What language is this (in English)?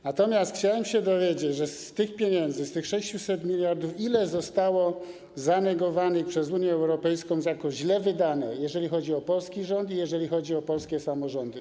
Polish